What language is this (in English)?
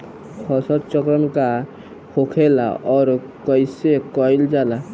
Bhojpuri